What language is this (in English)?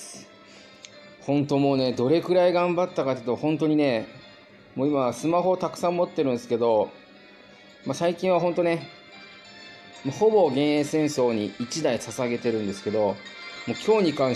Japanese